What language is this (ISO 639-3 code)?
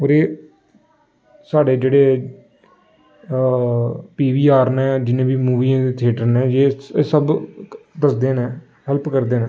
doi